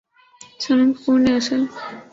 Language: Urdu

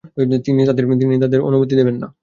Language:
Bangla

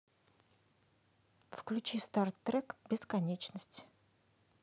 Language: Russian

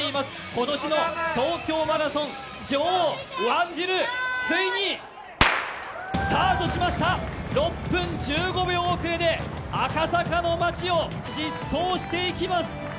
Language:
Japanese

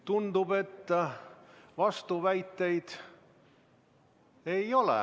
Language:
Estonian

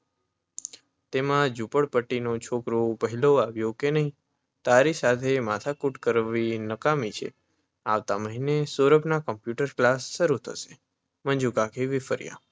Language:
Gujarati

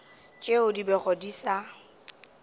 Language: Northern Sotho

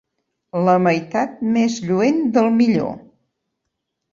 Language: Catalan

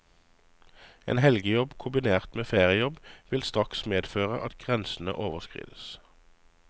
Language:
Norwegian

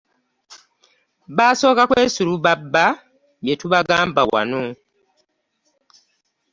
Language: Ganda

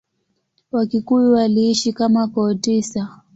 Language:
Swahili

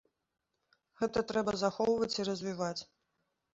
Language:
Belarusian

